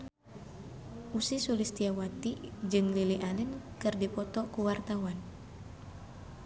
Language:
Sundanese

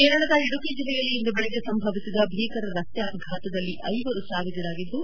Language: Kannada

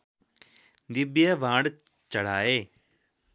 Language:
Nepali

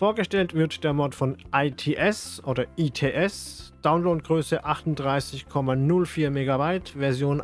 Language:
German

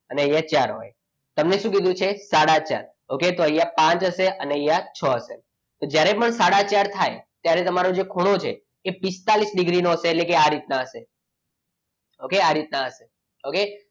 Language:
Gujarati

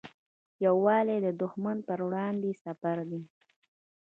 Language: Pashto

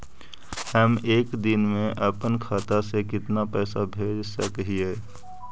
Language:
Magahi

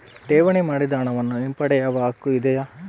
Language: Kannada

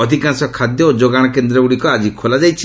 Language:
Odia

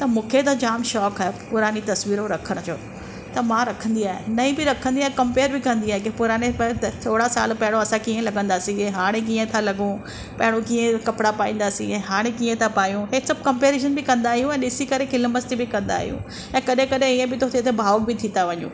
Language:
Sindhi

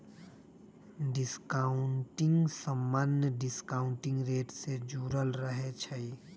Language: Magahi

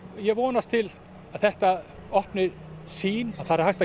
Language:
Icelandic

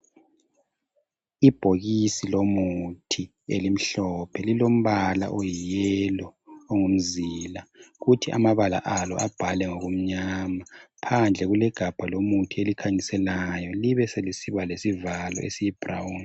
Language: North Ndebele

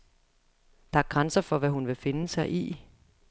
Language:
Danish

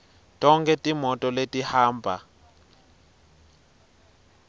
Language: Swati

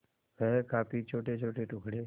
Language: Hindi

